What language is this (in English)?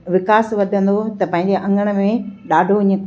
Sindhi